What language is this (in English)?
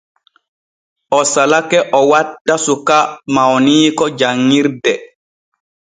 Borgu Fulfulde